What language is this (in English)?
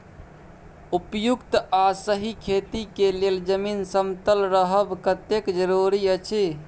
Maithili